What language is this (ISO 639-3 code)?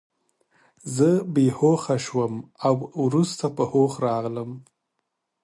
pus